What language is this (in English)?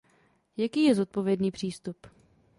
Czech